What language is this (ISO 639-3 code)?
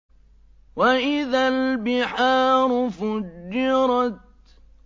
ara